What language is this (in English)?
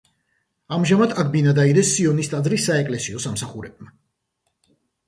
Georgian